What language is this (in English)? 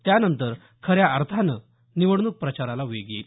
Marathi